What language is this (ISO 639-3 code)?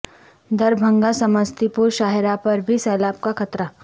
urd